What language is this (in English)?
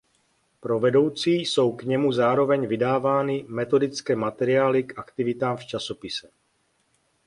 Czech